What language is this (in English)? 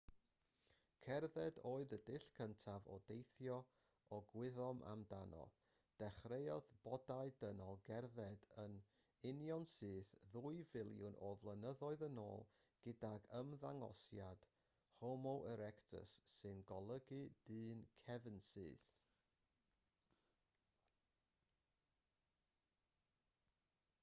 Welsh